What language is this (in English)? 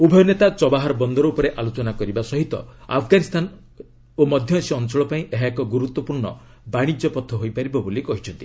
Odia